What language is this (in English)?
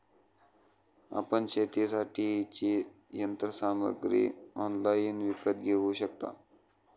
Marathi